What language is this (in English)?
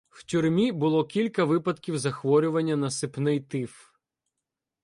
Ukrainian